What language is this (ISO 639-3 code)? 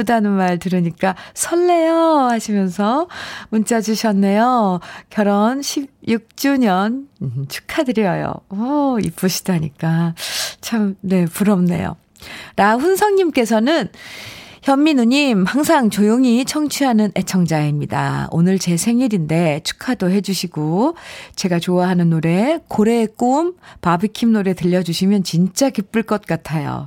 kor